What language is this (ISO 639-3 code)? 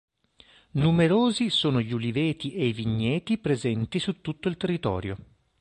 ita